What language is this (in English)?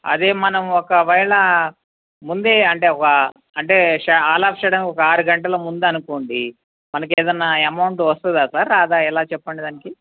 Telugu